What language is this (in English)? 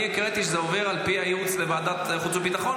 Hebrew